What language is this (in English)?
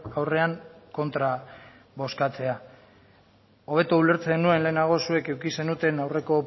Basque